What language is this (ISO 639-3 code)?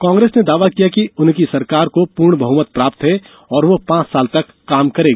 hin